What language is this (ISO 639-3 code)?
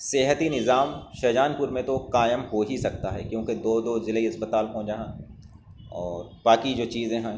urd